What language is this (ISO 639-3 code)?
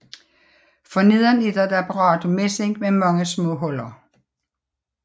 dan